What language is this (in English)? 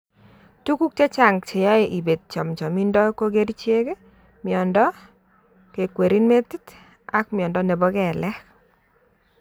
Kalenjin